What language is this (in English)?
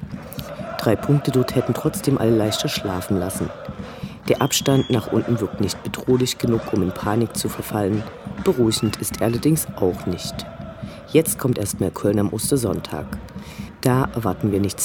German